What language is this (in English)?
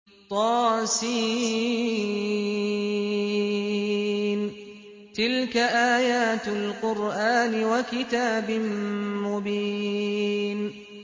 Arabic